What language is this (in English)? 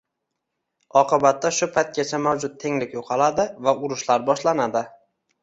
Uzbek